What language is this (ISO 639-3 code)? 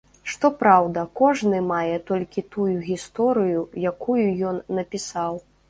bel